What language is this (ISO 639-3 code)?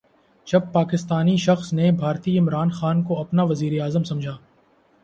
urd